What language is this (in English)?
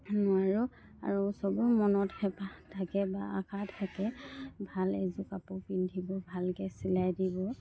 Assamese